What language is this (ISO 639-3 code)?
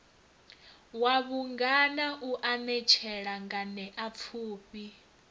ven